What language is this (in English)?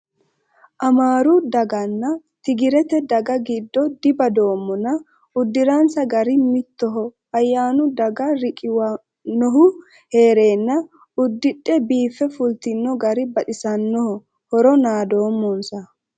Sidamo